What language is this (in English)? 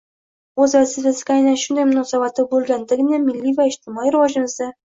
Uzbek